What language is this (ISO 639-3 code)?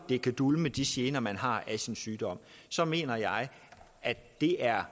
dan